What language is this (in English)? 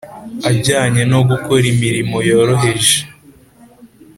Kinyarwanda